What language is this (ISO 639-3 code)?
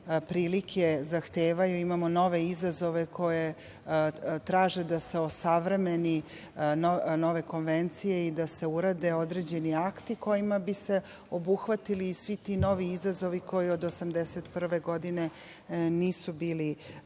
srp